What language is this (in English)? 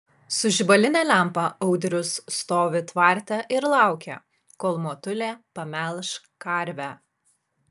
Lithuanian